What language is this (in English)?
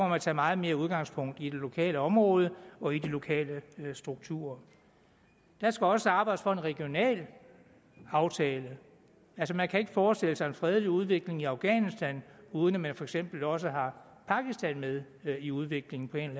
Danish